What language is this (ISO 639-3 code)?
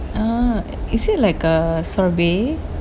eng